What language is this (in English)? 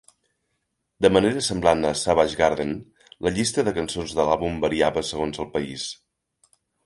Catalan